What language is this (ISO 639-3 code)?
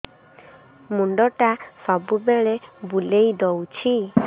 ori